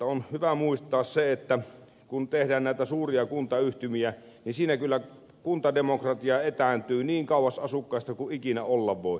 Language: Finnish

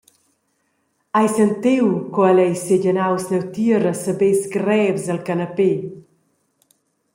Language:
Romansh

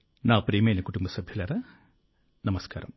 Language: Telugu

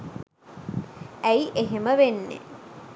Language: Sinhala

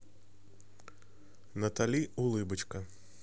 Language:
Russian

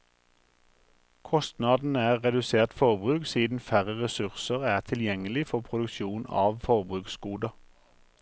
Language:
Norwegian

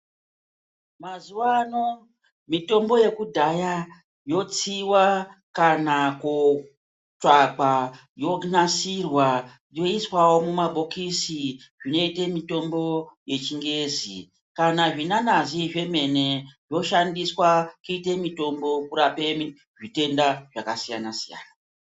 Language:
Ndau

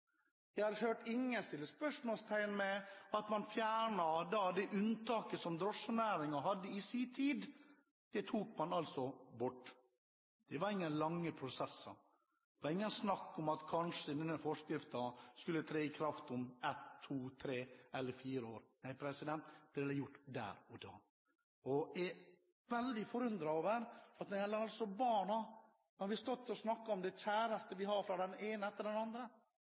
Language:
Norwegian Bokmål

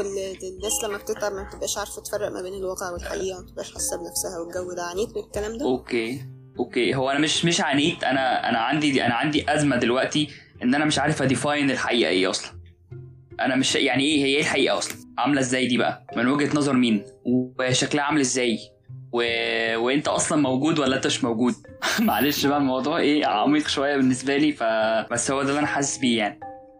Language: Arabic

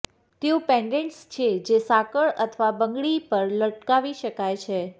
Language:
Gujarati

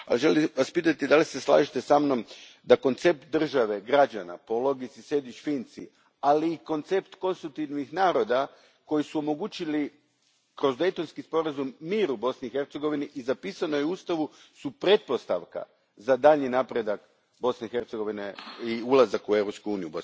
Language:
Croatian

